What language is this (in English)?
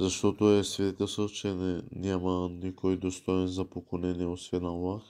Bulgarian